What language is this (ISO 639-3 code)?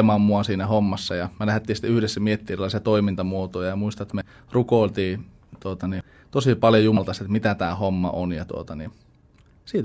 fin